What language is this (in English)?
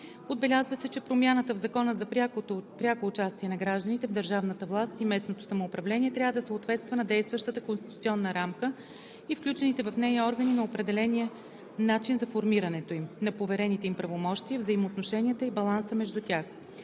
Bulgarian